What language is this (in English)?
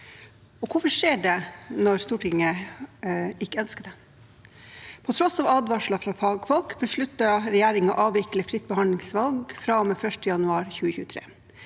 Norwegian